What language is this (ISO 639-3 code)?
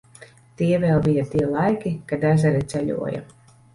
lav